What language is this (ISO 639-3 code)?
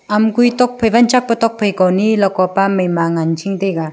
nnp